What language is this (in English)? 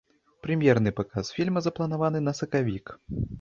Belarusian